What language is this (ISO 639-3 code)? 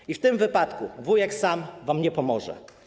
pol